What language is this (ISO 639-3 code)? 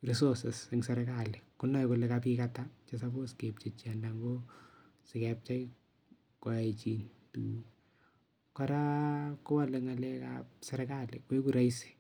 kln